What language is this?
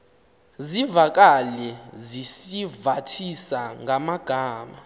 Xhosa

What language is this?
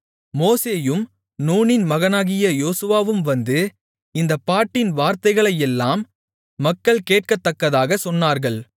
Tamil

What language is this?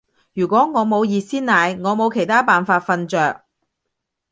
Cantonese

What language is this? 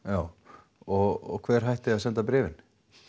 Icelandic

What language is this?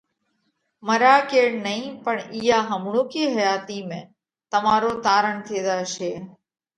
Parkari Koli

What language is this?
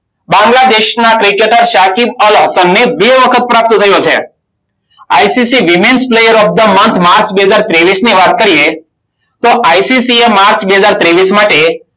Gujarati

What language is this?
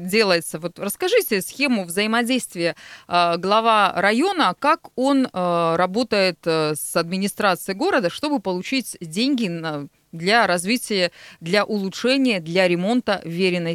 Russian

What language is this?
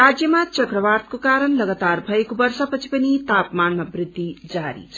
Nepali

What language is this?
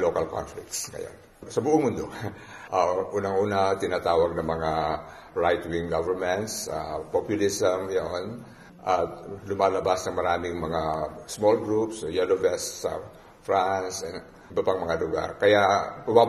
Filipino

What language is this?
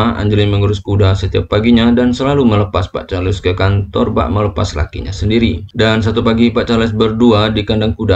Indonesian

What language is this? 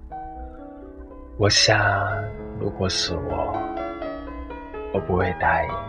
Chinese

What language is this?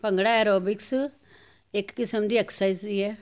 Punjabi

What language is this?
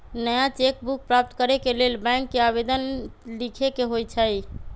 Magahi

